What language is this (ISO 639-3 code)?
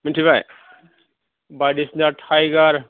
brx